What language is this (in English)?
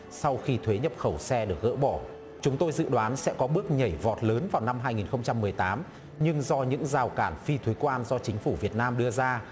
Vietnamese